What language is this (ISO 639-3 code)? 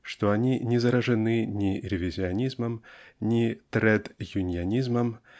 rus